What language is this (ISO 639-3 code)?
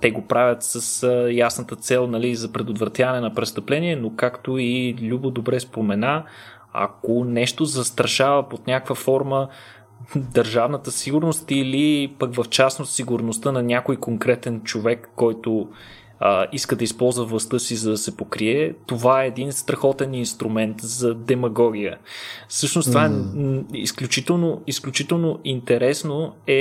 bul